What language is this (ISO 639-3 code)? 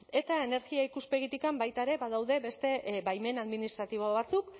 eus